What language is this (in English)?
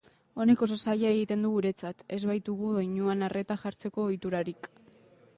Basque